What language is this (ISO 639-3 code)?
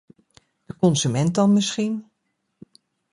nld